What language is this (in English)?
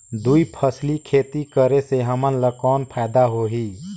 Chhattisgarhi